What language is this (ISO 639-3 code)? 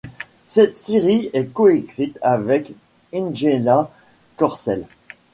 fra